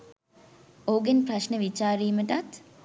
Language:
Sinhala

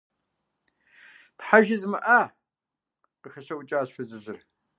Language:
Kabardian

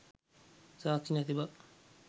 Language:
Sinhala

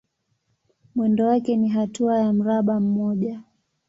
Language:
Swahili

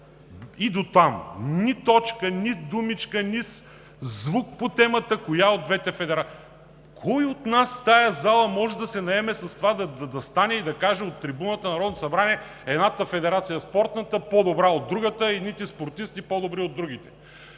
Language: Bulgarian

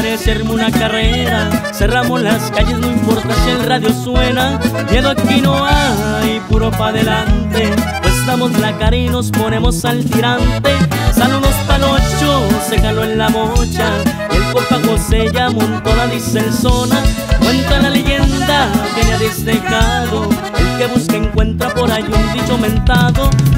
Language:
Spanish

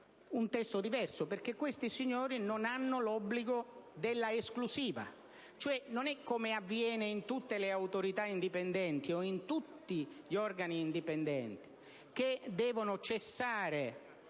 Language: Italian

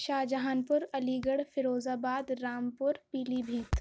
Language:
Urdu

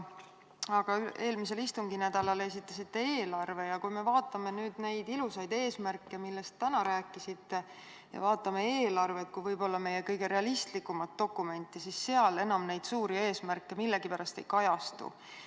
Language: Estonian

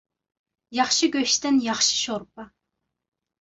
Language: Uyghur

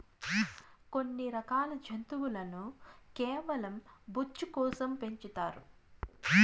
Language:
Telugu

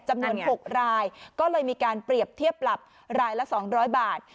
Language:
Thai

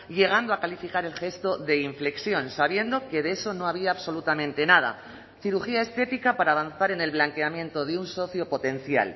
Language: Spanish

